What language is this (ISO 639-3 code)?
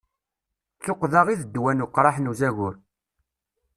kab